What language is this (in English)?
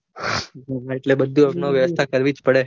Gujarati